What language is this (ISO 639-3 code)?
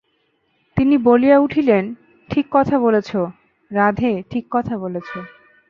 ben